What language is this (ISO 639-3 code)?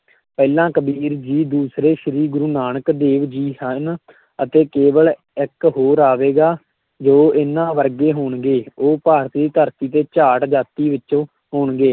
pan